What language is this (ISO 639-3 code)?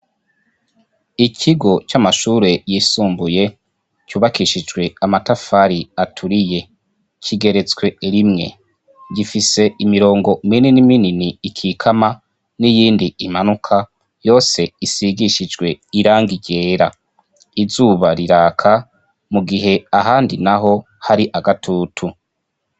run